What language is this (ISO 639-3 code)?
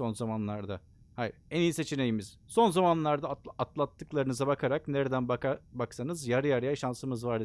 tur